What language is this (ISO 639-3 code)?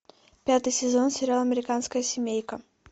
rus